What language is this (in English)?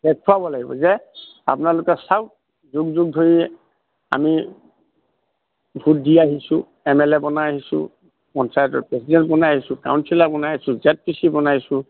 Assamese